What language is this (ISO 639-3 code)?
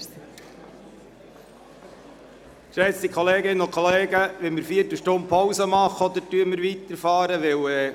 gsw